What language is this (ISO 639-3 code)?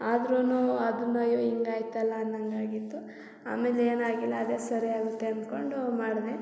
kan